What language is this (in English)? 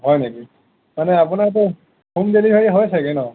Assamese